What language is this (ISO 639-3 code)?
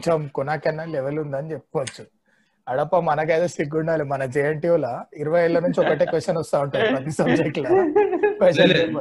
tel